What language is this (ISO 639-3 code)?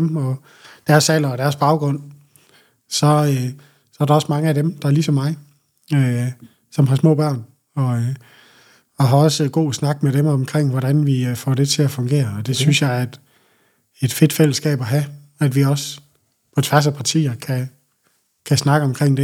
dan